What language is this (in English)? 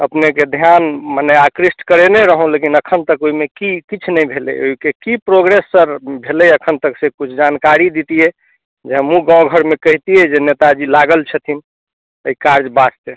Maithili